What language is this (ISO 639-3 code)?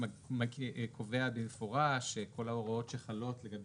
heb